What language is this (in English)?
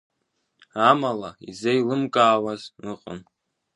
Abkhazian